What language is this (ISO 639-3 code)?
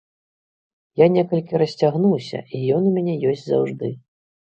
bel